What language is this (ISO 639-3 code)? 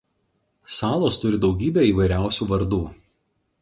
lit